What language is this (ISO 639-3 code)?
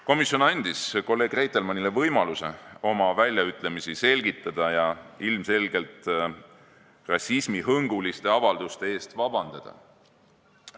est